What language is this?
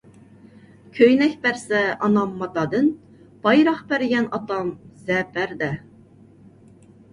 Uyghur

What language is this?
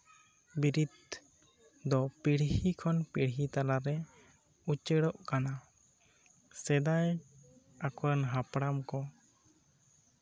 Santali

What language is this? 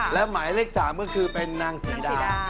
Thai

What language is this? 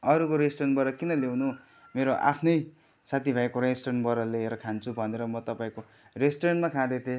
Nepali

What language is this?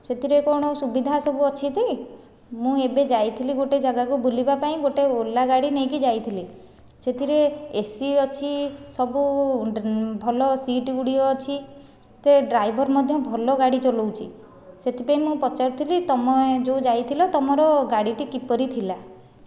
Odia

